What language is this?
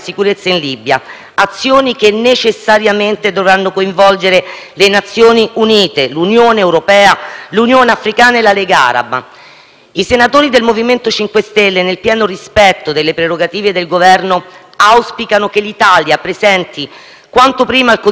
Italian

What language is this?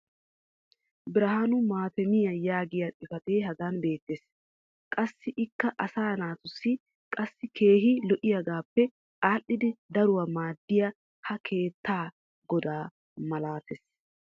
Wolaytta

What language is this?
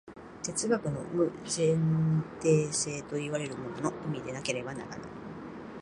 Japanese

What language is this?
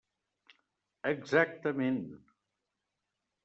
Catalan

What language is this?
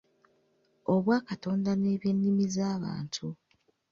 Ganda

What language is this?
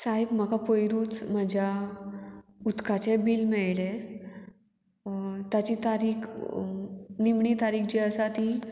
Konkani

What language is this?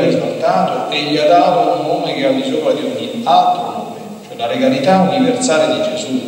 Italian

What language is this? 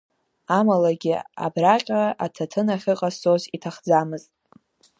Abkhazian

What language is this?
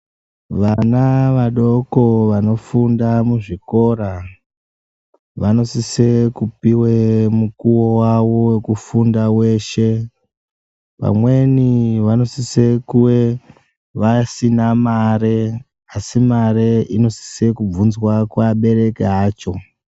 Ndau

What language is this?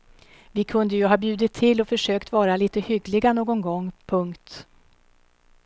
Swedish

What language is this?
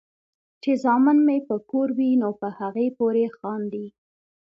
Pashto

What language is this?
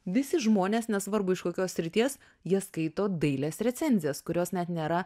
Lithuanian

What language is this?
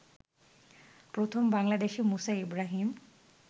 Bangla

